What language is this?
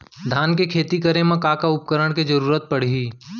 Chhattisgarhi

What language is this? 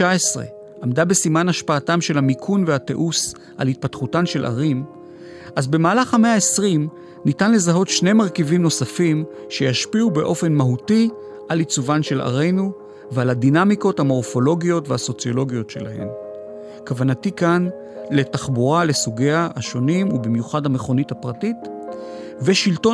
Hebrew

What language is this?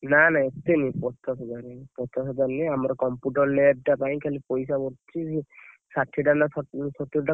Odia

